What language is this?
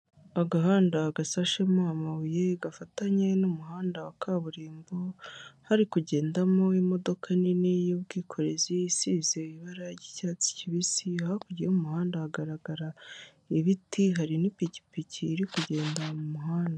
Kinyarwanda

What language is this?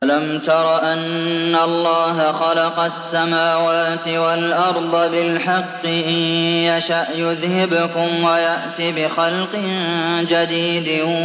Arabic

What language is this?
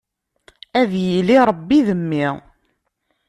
Kabyle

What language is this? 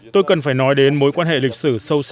Vietnamese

